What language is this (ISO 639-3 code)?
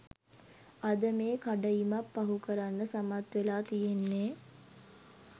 sin